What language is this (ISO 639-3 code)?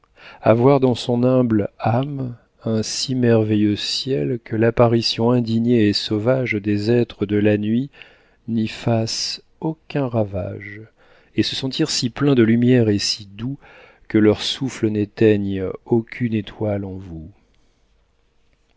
fra